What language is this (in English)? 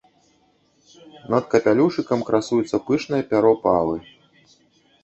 Belarusian